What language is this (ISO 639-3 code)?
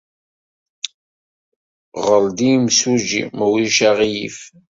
kab